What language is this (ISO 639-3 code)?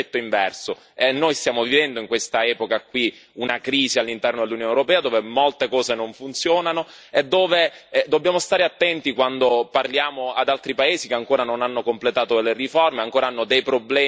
ita